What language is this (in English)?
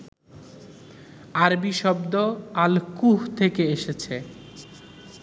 Bangla